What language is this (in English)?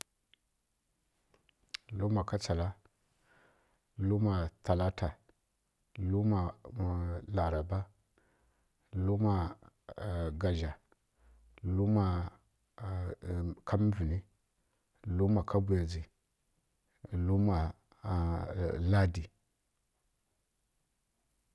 Kirya-Konzəl